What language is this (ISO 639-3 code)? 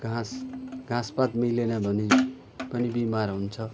nep